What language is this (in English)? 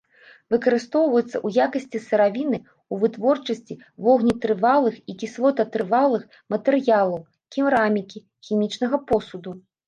Belarusian